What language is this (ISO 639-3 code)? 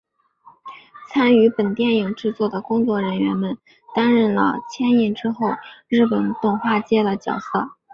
zho